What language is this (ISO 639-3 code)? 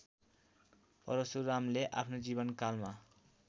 nep